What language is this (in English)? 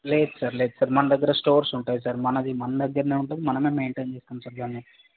Telugu